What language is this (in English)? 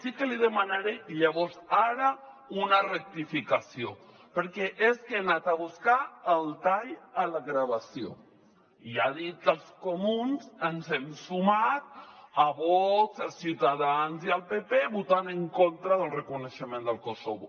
Catalan